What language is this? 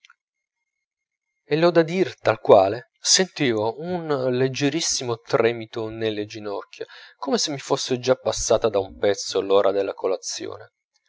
Italian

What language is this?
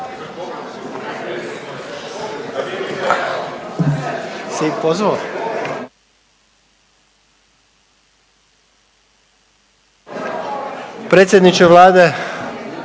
Croatian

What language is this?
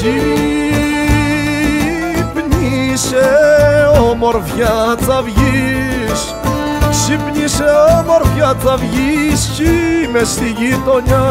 Greek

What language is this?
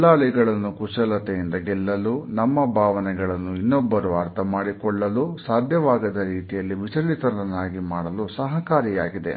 Kannada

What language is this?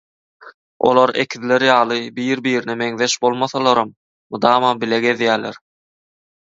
Turkmen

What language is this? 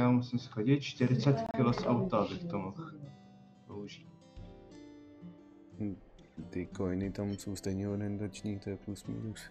Czech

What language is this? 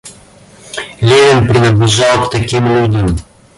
Russian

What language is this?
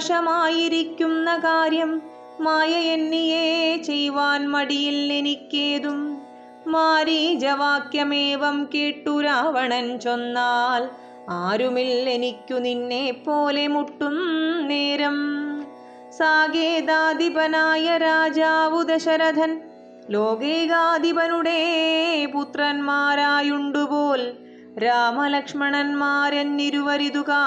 Malayalam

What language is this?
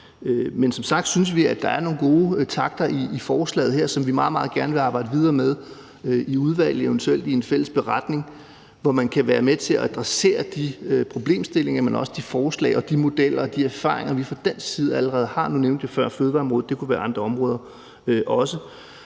Danish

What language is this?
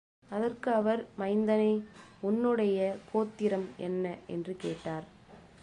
Tamil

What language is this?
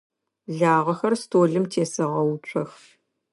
Adyghe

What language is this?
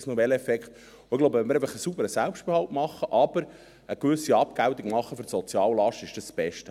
Swiss German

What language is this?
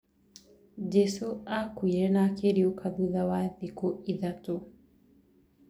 Kikuyu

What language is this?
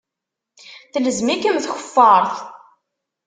Kabyle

